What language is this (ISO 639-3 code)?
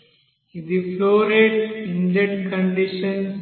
tel